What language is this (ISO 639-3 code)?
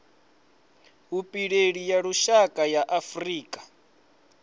ven